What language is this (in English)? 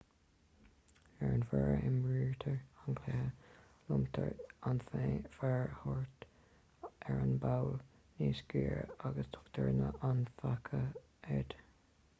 Irish